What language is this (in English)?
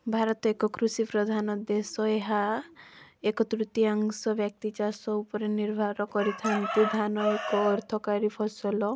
Odia